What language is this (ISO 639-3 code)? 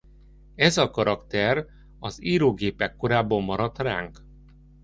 hun